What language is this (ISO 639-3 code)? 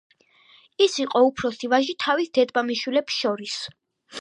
kat